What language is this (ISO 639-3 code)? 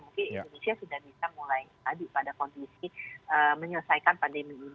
ind